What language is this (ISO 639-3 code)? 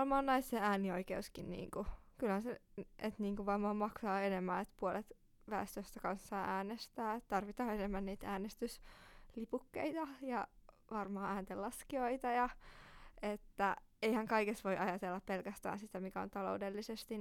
fin